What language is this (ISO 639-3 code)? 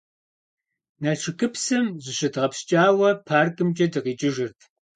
kbd